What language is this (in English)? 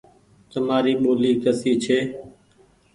Goaria